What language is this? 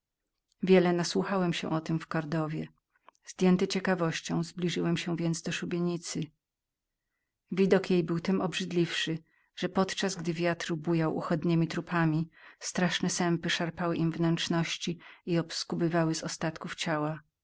Polish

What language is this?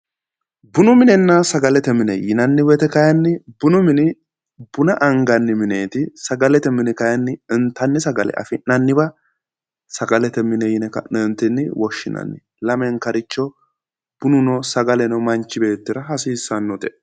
Sidamo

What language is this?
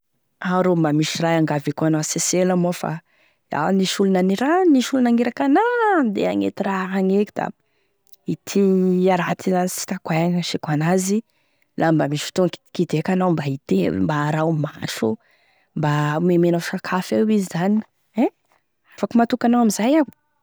Tesaka Malagasy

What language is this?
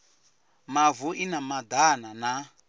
Venda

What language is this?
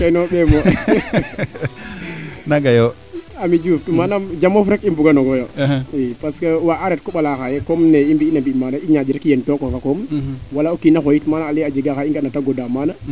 Serer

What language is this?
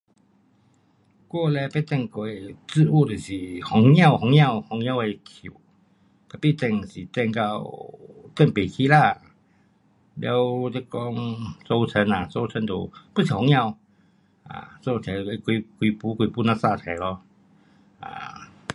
Pu-Xian Chinese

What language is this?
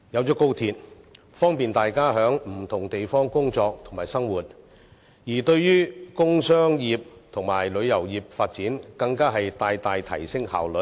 Cantonese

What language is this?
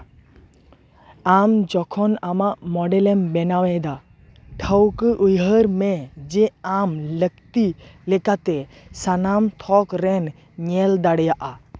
Santali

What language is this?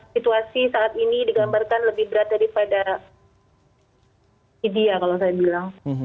Indonesian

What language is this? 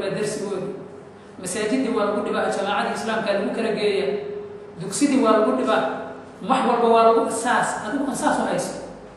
Arabic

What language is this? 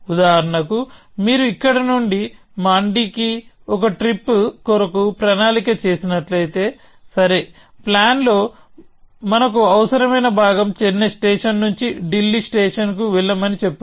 Telugu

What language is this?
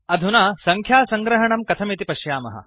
Sanskrit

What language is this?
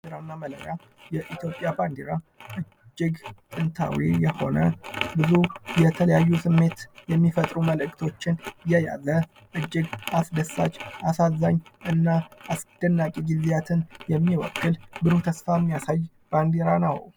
Amharic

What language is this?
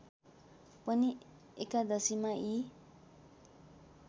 Nepali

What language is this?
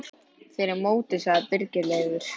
Icelandic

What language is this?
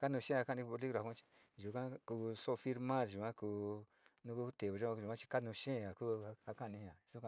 Sinicahua Mixtec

